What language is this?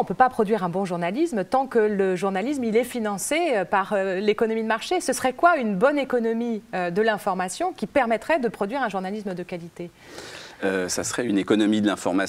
French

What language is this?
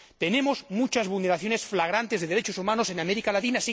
Spanish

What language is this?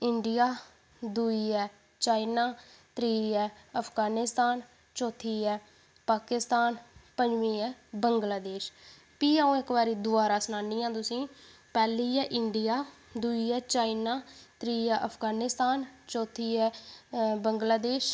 Dogri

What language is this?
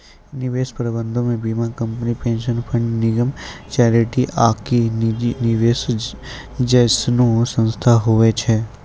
Maithili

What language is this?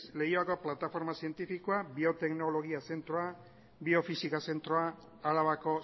Basque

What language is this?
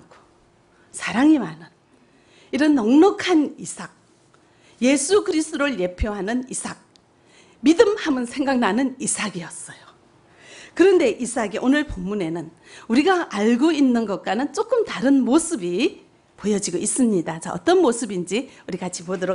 Korean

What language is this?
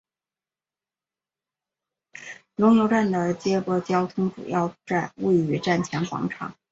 Chinese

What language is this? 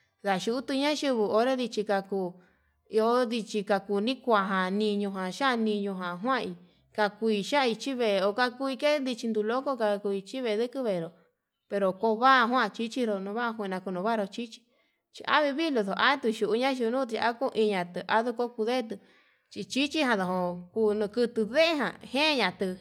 Yutanduchi Mixtec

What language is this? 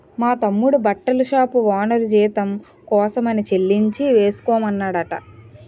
Telugu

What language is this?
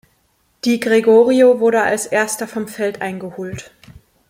German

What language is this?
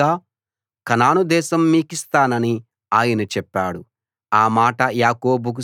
Telugu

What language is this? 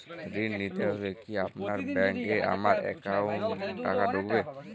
Bangla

